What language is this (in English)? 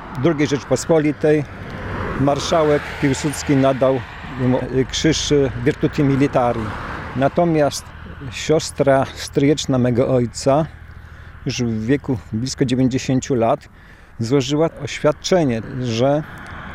Polish